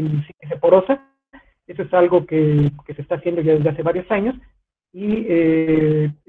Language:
Spanish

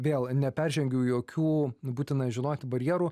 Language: Lithuanian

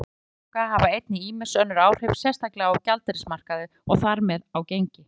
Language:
Icelandic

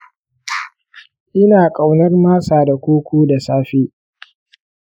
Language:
Hausa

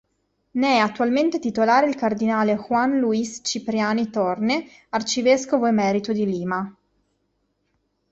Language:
Italian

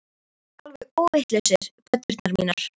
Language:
Icelandic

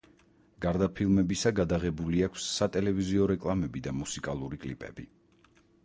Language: Georgian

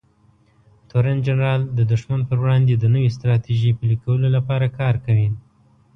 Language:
Pashto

